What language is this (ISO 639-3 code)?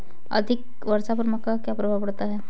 hin